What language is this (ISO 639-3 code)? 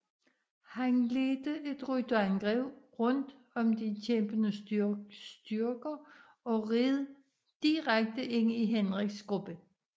dan